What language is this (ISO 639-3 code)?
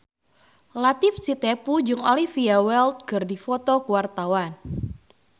sun